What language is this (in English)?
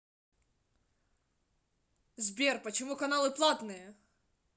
Russian